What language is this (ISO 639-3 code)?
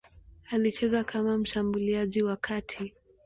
swa